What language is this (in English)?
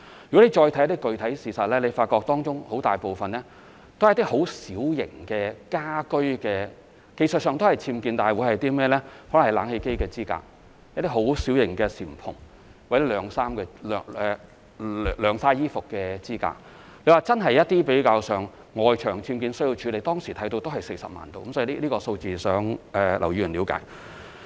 Cantonese